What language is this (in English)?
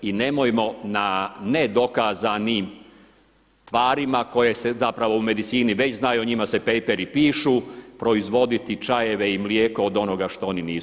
Croatian